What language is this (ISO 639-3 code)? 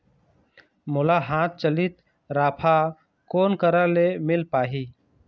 hne